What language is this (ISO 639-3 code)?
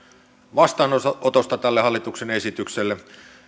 fin